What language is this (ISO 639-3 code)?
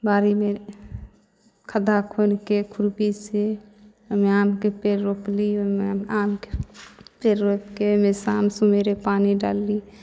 mai